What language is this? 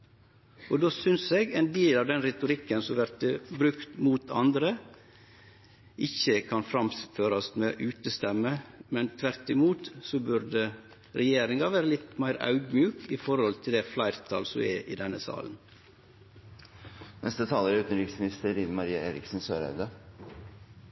Norwegian Nynorsk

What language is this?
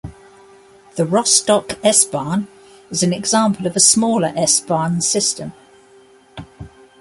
English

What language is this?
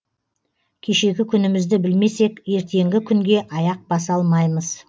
Kazakh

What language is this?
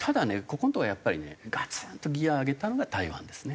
Japanese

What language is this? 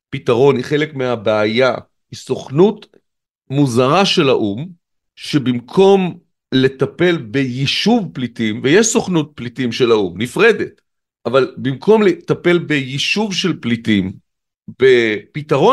Hebrew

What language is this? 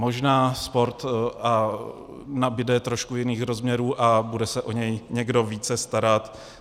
Czech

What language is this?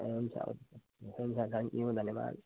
Nepali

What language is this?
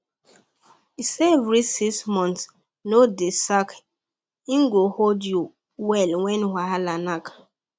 Nigerian Pidgin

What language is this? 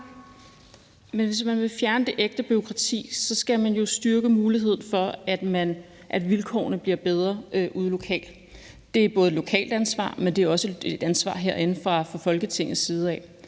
Danish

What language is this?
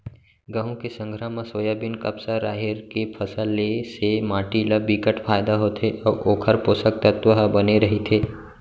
Chhattisgarhi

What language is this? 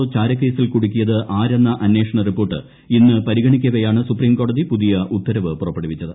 Malayalam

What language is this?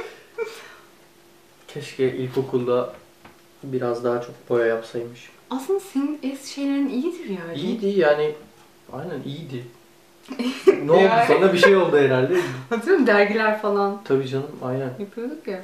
Turkish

